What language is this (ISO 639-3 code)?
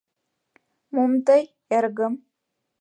chm